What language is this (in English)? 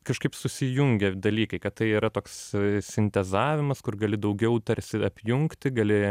Lithuanian